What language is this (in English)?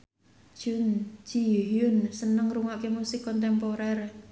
Javanese